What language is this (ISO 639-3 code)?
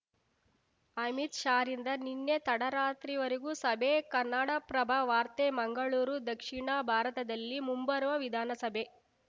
kan